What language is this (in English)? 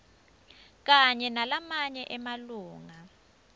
Swati